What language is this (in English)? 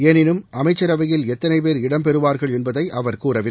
Tamil